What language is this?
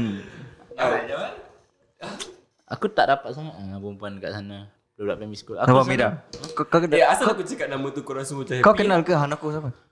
Malay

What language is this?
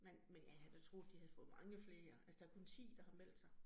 Danish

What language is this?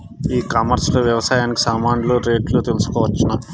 Telugu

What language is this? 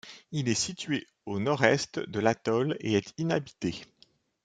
French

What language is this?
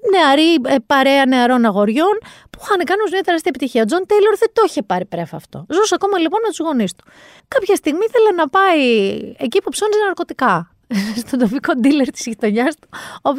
Greek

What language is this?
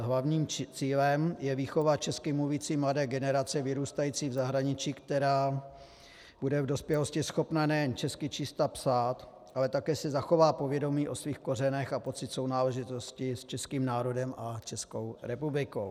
Czech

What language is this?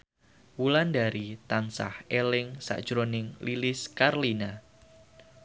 Javanese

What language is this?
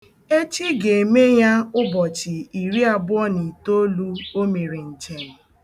Igbo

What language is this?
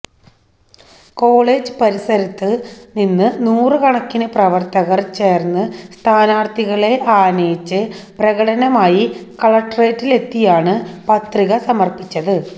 Malayalam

